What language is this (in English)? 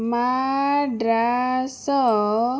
Odia